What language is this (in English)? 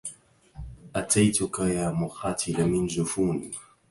Arabic